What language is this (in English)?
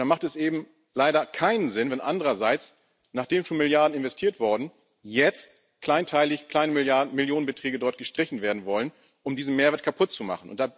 German